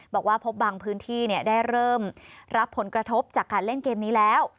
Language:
Thai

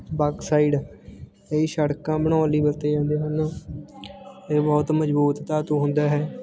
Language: Punjabi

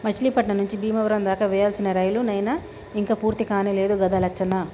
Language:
Telugu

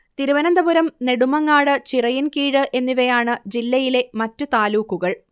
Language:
Malayalam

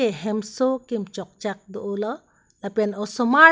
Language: Karbi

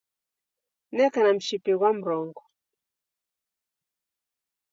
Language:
Taita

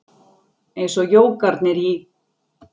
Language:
Icelandic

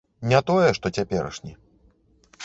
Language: Belarusian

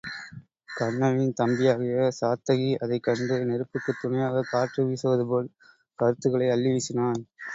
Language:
Tamil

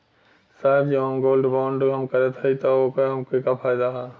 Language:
Bhojpuri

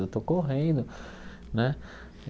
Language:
Portuguese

